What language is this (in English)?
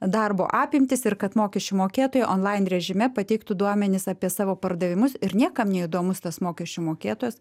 Lithuanian